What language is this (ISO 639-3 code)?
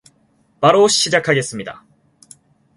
kor